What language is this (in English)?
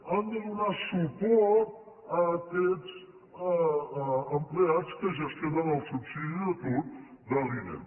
Catalan